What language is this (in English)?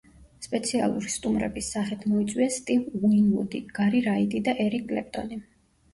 Georgian